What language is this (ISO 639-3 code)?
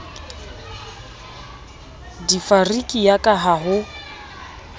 sot